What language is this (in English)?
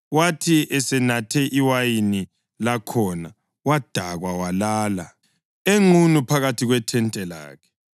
North Ndebele